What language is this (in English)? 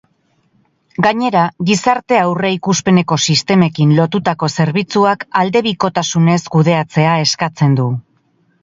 Basque